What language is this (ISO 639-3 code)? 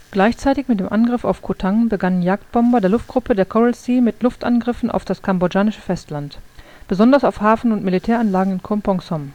deu